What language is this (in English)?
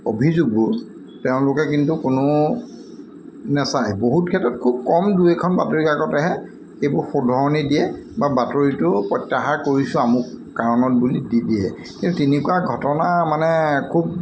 Assamese